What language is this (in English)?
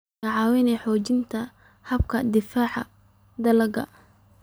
Somali